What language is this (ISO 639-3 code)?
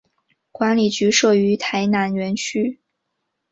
zho